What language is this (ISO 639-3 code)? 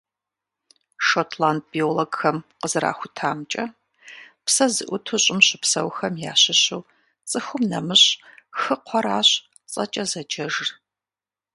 kbd